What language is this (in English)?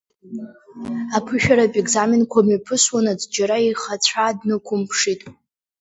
Abkhazian